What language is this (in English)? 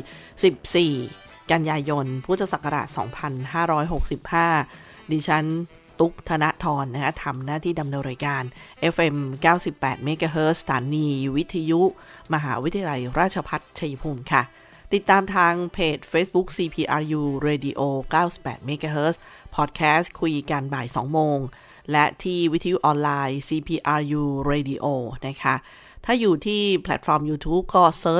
Thai